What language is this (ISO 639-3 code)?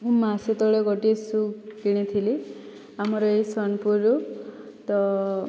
ori